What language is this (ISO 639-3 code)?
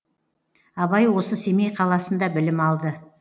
kaz